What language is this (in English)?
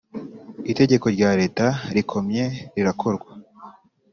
Kinyarwanda